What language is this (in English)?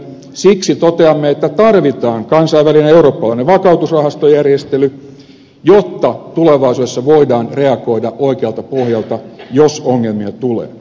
Finnish